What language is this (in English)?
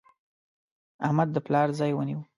Pashto